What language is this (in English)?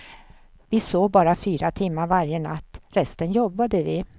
Swedish